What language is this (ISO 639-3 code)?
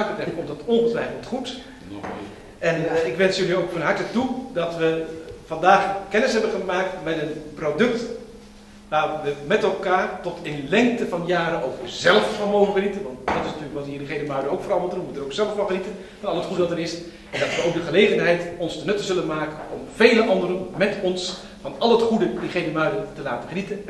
nld